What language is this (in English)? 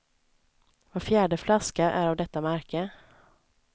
Swedish